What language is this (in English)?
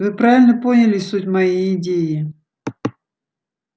Russian